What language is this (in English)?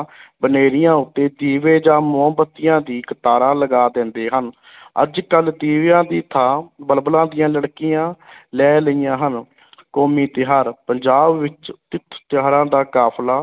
Punjabi